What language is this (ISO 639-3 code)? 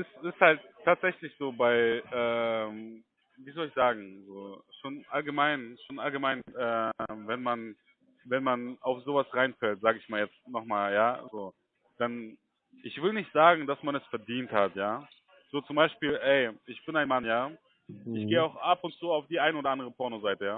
deu